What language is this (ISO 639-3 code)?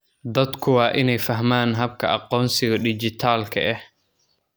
som